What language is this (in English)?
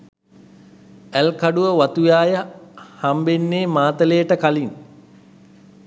Sinhala